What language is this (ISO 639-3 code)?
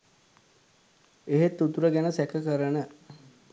sin